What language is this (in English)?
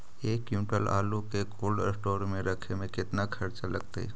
Magahi